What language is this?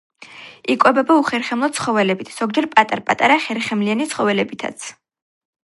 Georgian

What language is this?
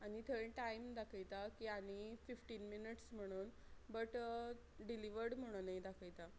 Konkani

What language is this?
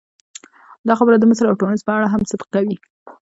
Pashto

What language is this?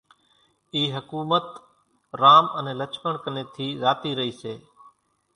Kachi Koli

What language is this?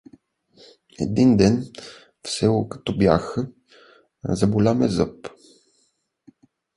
Bulgarian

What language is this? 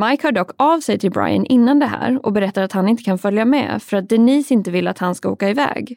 Swedish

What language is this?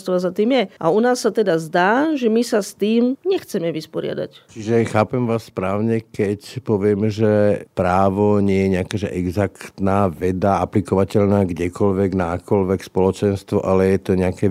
Slovak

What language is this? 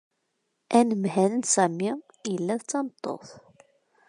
Kabyle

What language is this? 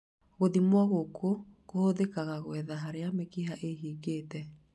Kikuyu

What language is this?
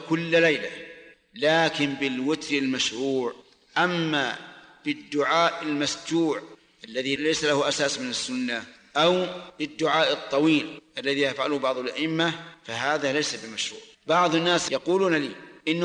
Arabic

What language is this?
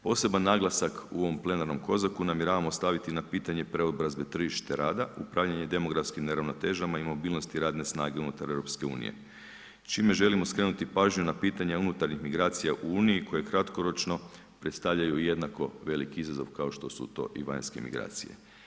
Croatian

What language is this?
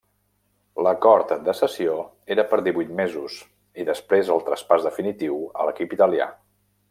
Catalan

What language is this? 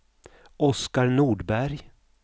Swedish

